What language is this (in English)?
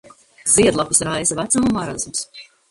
Latvian